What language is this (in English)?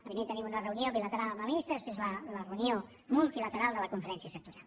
Catalan